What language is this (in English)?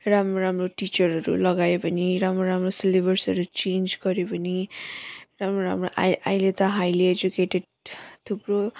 Nepali